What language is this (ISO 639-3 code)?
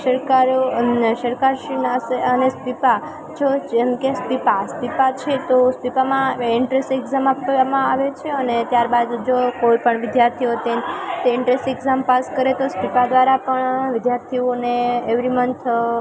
guj